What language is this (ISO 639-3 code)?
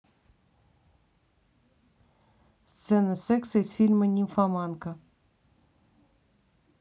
rus